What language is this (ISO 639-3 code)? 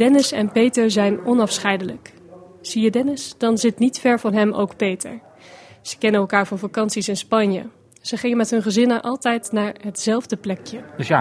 nld